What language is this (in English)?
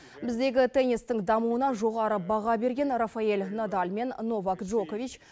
Kazakh